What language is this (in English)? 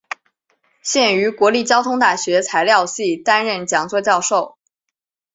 Chinese